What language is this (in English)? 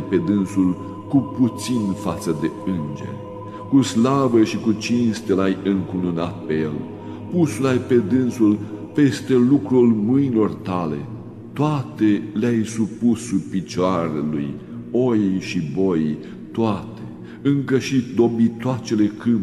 Romanian